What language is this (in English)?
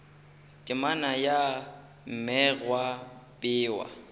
Northern Sotho